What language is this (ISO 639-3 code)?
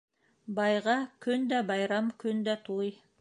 bak